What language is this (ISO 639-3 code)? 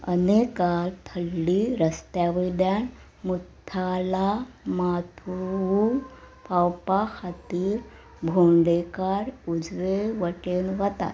kok